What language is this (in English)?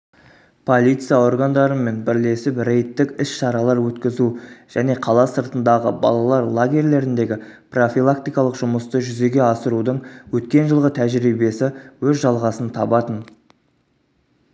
Kazakh